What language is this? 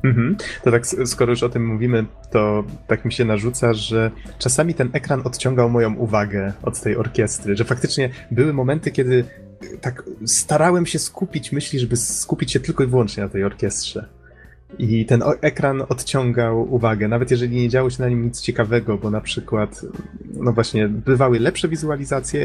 Polish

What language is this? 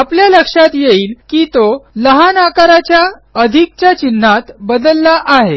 Marathi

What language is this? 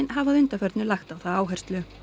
Icelandic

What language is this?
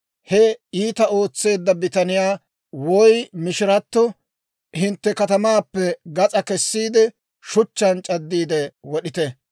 Dawro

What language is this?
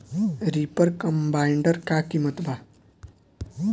Bhojpuri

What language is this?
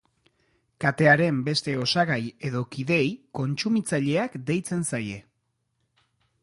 Basque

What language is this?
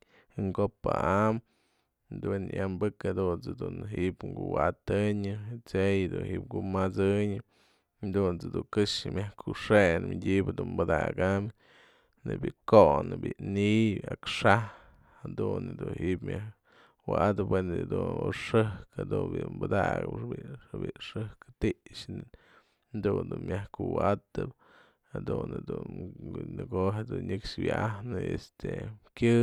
Mazatlán Mixe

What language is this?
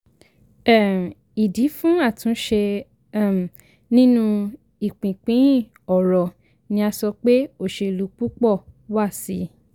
Yoruba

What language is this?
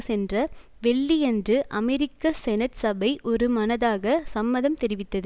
Tamil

